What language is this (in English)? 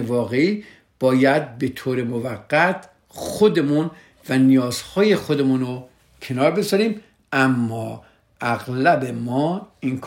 Persian